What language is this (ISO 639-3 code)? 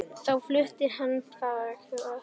isl